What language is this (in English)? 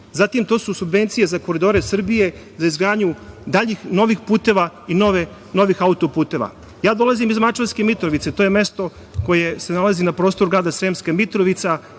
Serbian